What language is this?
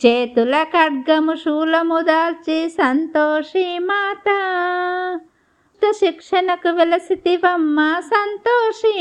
Telugu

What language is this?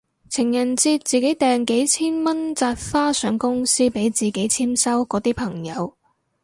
Cantonese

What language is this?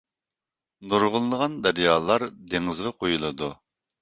Uyghur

